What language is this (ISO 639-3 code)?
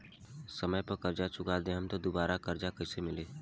bho